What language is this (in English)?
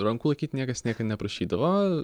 Lithuanian